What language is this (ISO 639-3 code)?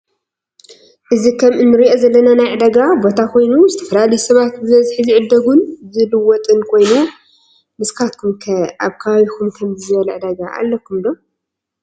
tir